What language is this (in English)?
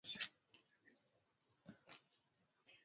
Swahili